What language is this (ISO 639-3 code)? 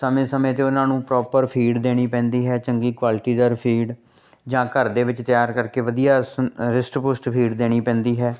pan